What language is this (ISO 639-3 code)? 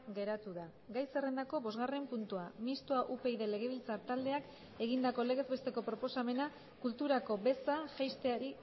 eus